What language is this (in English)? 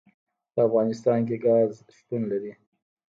Pashto